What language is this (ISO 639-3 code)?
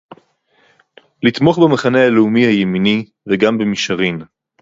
heb